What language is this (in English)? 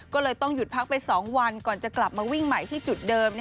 Thai